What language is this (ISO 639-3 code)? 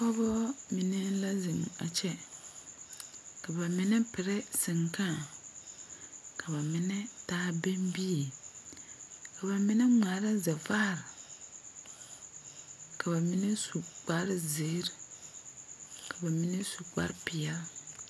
dga